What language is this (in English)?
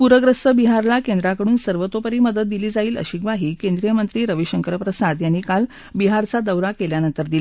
Marathi